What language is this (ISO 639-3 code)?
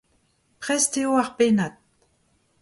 bre